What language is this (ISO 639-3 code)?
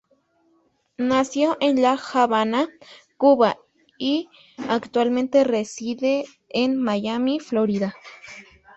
spa